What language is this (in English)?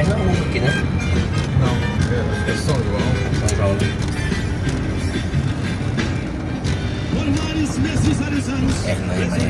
Portuguese